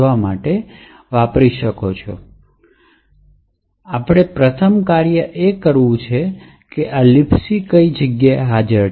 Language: Gujarati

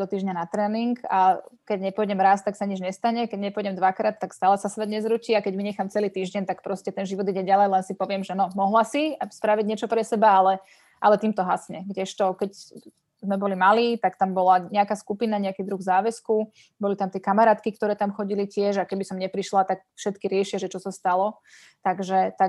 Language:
Slovak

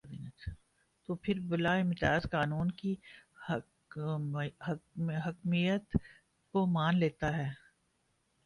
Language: Urdu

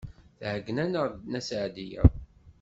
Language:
Kabyle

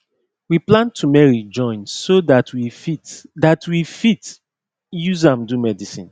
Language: Nigerian Pidgin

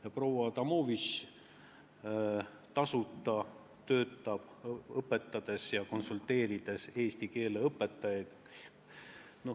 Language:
Estonian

